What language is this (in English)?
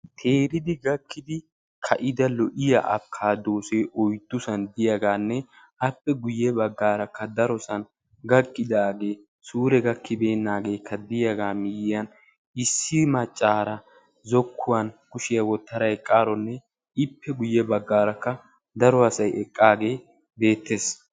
Wolaytta